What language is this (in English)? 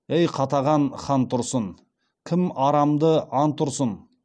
Kazakh